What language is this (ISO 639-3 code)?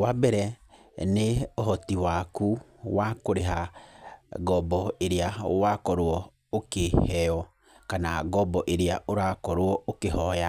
kik